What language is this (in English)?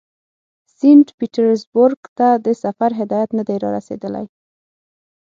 Pashto